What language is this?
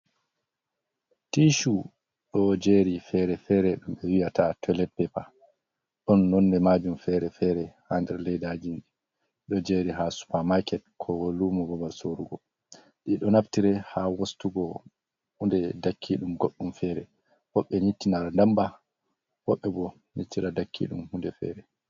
Fula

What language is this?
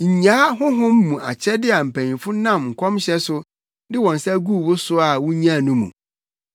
Akan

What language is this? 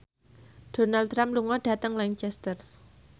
Javanese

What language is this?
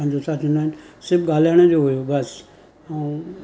Sindhi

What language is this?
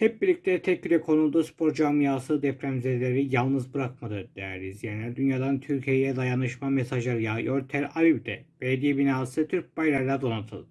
Turkish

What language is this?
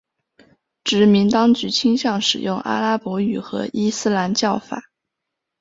Chinese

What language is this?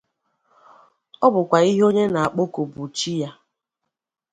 Igbo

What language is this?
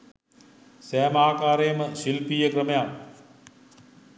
Sinhala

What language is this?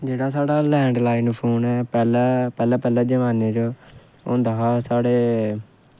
Dogri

